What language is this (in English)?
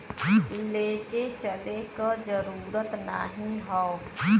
Bhojpuri